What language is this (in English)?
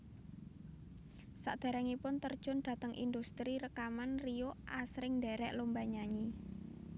Javanese